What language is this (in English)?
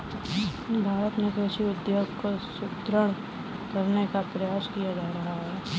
Hindi